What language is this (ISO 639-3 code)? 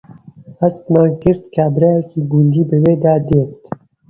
ckb